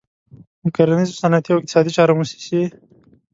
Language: Pashto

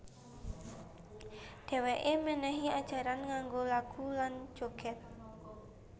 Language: Javanese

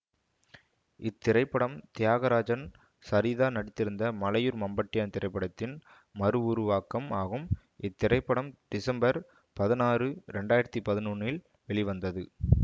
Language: Tamil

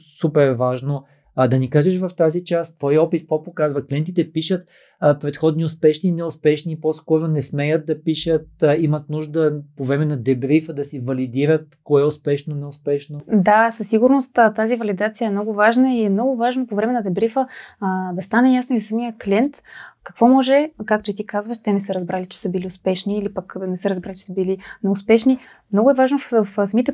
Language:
Bulgarian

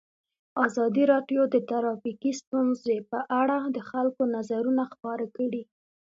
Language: Pashto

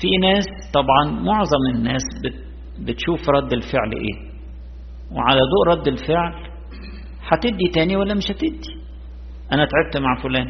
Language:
Arabic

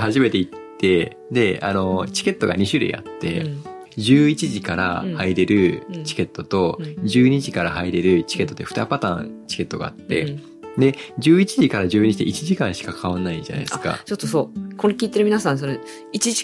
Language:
Japanese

